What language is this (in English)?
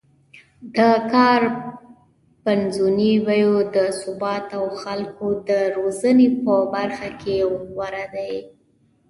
Pashto